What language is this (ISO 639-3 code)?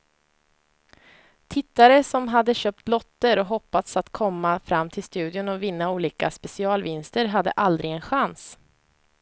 swe